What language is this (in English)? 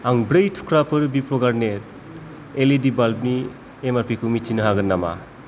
Bodo